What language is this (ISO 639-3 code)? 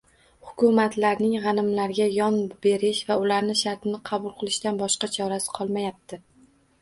uzb